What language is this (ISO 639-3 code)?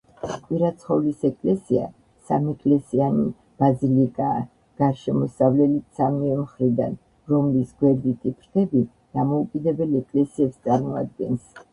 kat